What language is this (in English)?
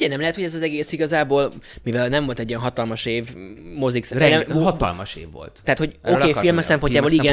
Hungarian